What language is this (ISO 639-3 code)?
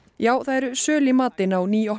isl